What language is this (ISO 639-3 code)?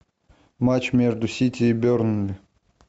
rus